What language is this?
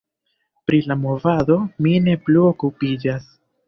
Esperanto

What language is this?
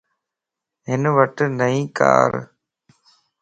Lasi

